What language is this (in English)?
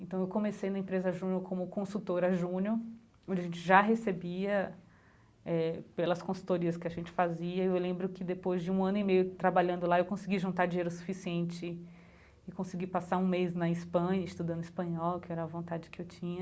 Portuguese